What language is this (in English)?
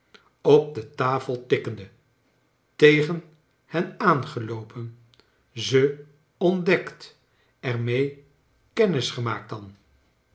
Dutch